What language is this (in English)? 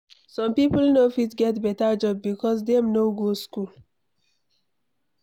Nigerian Pidgin